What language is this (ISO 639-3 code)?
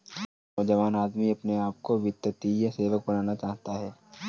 hin